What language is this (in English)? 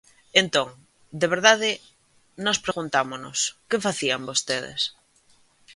Galician